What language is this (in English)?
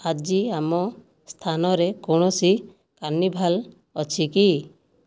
Odia